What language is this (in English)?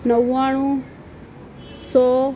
Gujarati